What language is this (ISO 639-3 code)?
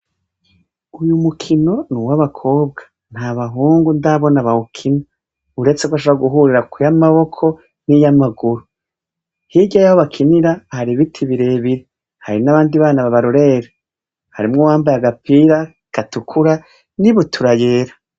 run